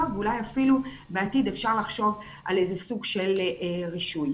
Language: Hebrew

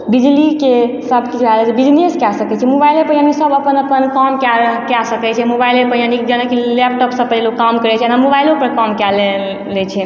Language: Maithili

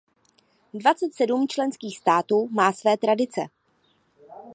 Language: Czech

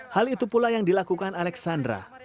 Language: Indonesian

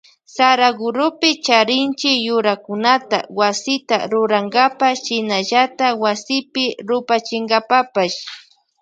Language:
Loja Highland Quichua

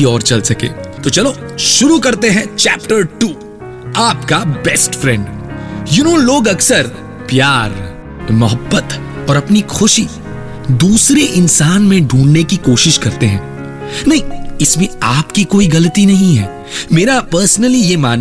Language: Hindi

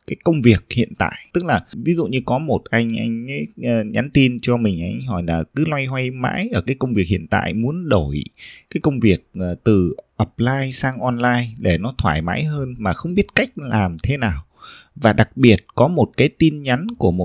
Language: Vietnamese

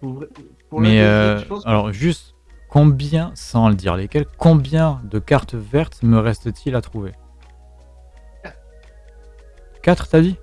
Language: French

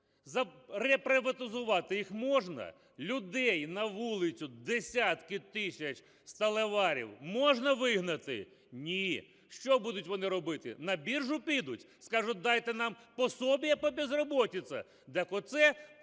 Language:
Ukrainian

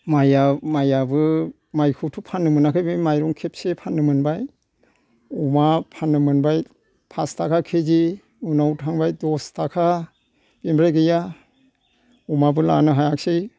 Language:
Bodo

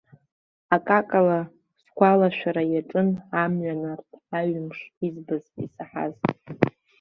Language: Abkhazian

